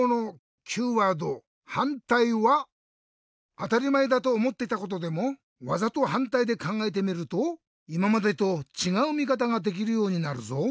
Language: Japanese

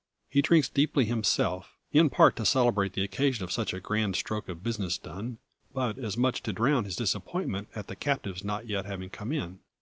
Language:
English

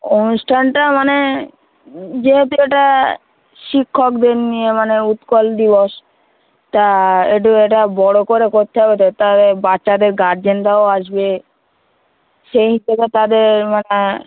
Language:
Bangla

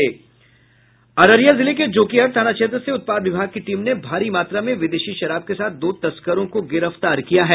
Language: Hindi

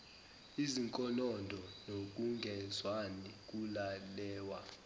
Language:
Zulu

